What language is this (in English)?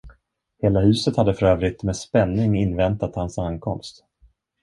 Swedish